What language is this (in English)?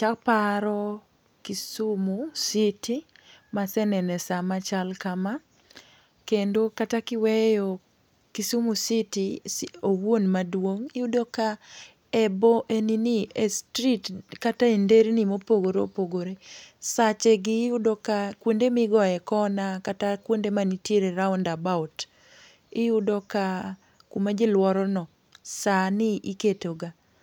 Luo (Kenya and Tanzania)